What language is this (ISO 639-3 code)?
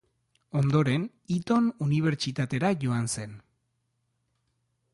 eus